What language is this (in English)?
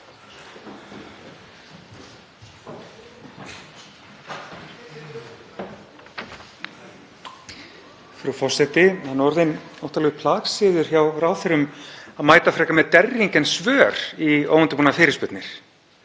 Icelandic